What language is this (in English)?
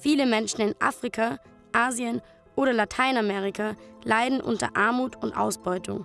German